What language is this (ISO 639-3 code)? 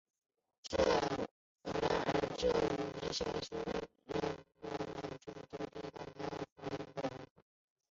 zho